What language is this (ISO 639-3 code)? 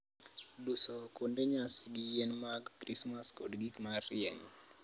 luo